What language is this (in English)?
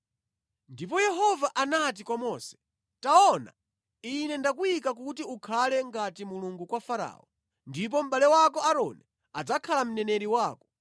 Nyanja